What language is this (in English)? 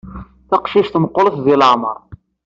Kabyle